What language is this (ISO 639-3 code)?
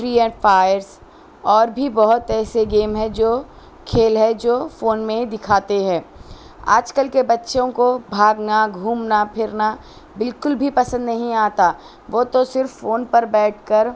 urd